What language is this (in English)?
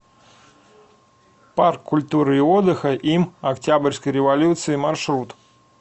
Russian